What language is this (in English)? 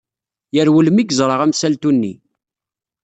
Kabyle